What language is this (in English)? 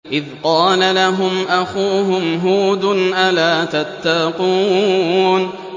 Arabic